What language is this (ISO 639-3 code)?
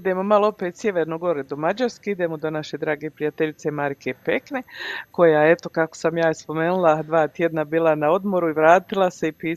hrv